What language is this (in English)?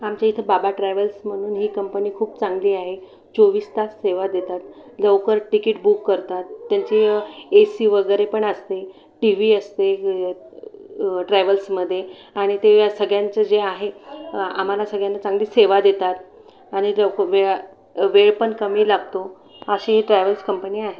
Marathi